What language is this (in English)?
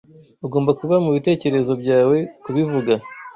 Kinyarwanda